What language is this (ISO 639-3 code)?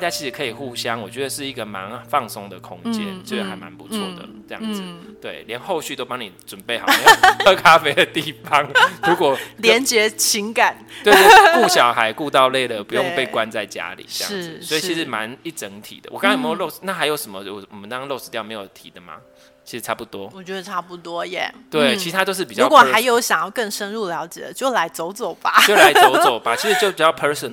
zho